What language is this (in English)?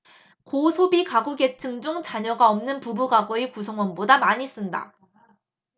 Korean